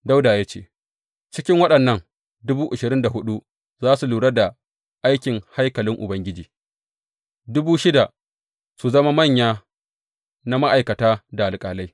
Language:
Hausa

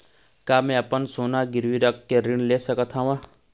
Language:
Chhattisgarhi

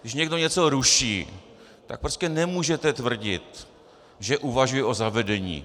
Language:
Czech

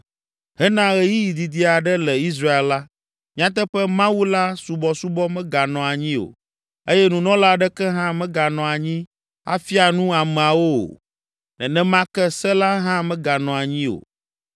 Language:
Ewe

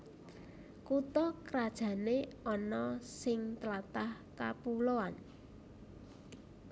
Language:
Javanese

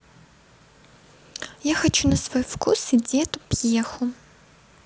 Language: Russian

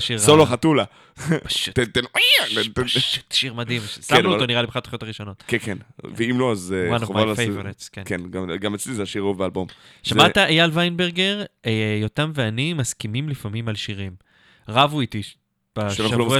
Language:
Hebrew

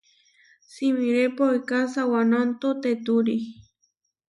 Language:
Huarijio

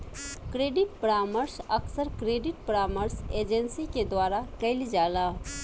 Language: Bhojpuri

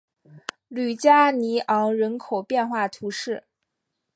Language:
Chinese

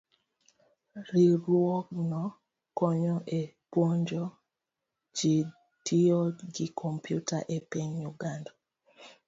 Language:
Luo (Kenya and Tanzania)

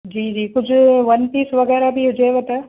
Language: Sindhi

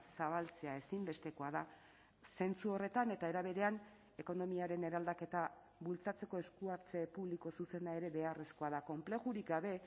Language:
Basque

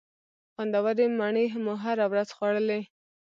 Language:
Pashto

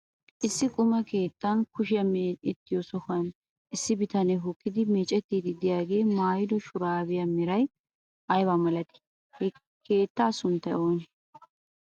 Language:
Wolaytta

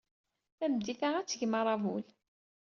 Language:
Kabyle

